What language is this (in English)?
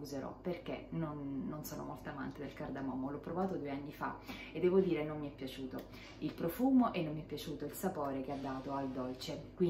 Italian